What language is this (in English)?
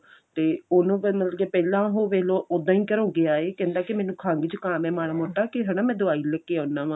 Punjabi